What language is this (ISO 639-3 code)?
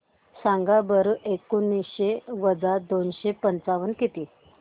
mar